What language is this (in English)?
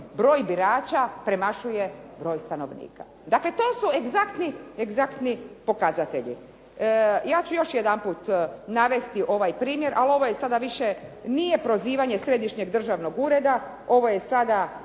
Croatian